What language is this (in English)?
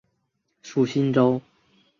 Chinese